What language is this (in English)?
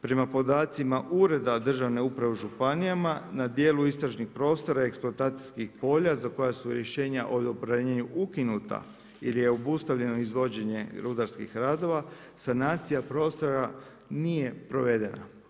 Croatian